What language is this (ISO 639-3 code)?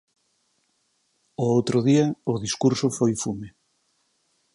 glg